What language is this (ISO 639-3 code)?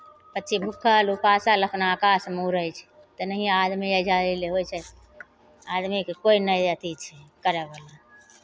mai